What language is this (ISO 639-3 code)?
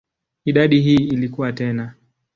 swa